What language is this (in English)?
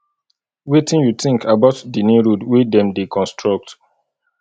Nigerian Pidgin